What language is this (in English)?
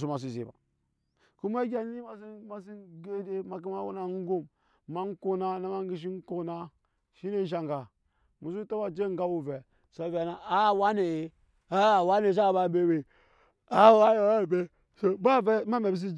Nyankpa